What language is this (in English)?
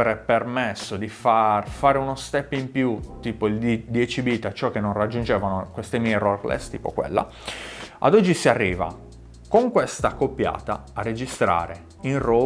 Italian